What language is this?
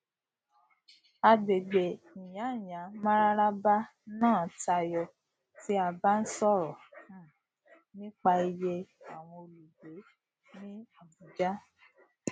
Yoruba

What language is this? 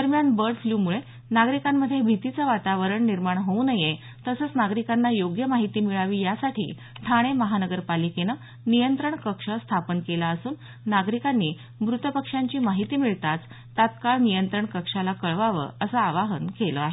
Marathi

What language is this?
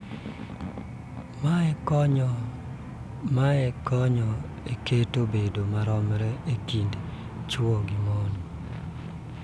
Luo (Kenya and Tanzania)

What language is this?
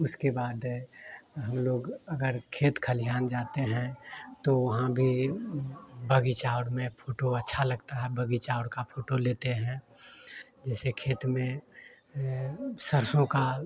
Hindi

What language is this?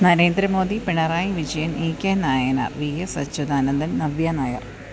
Malayalam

